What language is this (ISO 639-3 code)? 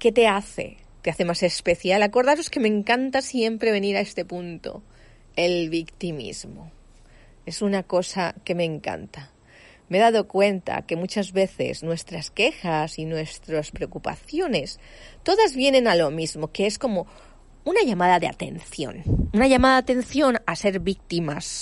spa